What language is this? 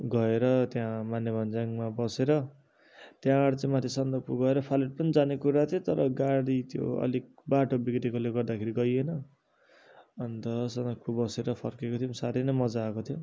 Nepali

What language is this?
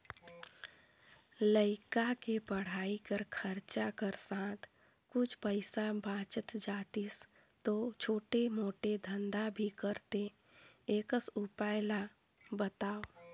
Chhattisgarhi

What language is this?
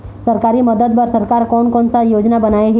Chhattisgarhi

